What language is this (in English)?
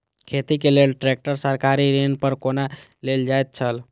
Maithili